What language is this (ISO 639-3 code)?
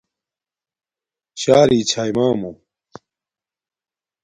dmk